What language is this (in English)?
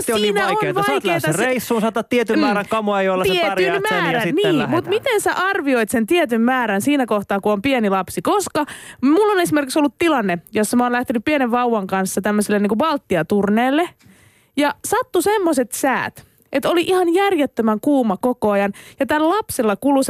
Finnish